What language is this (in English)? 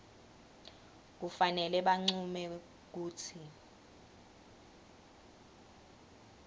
Swati